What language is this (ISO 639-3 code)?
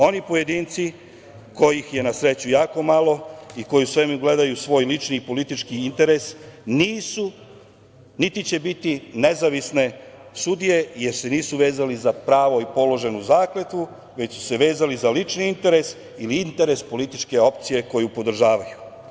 srp